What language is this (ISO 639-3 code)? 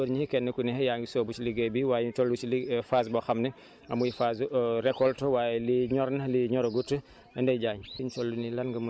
wol